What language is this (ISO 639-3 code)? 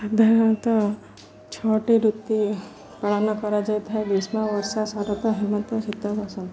ori